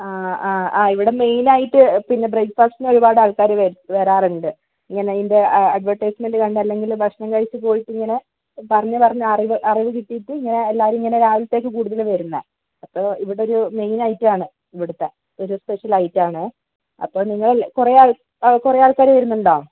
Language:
Malayalam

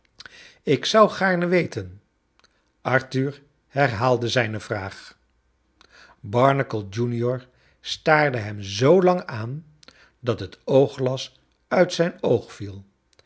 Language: Dutch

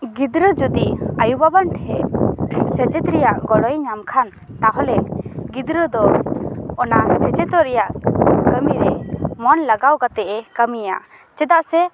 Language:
Santali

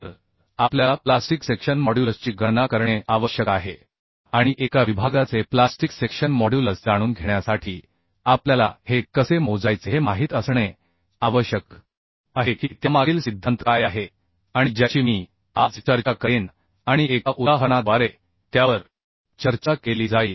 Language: Marathi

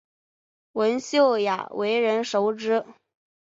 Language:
Chinese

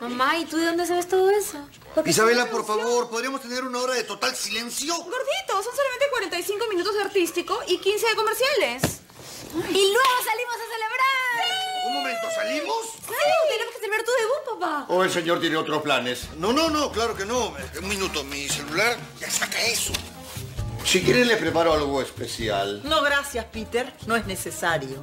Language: Spanish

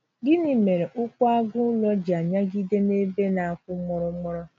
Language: Igbo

